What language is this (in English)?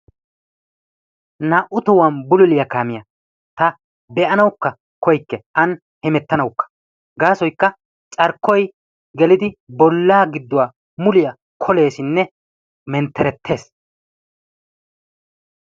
Wolaytta